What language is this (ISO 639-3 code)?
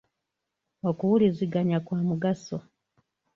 lug